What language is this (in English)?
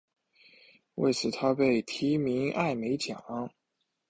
Chinese